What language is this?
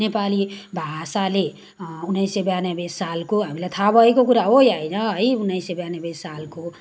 Nepali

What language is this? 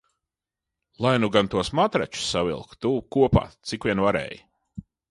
Latvian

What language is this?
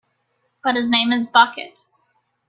English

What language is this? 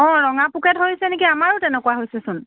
Assamese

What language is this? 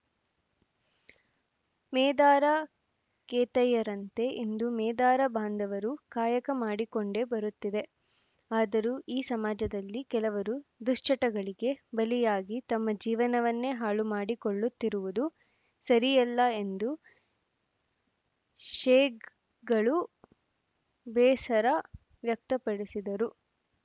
Kannada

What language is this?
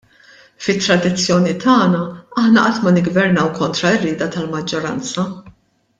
Maltese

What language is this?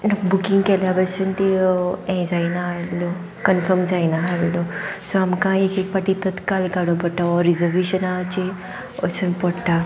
Konkani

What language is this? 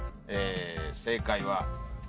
Japanese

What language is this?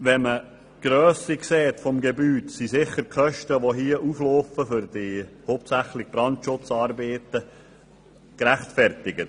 Swiss German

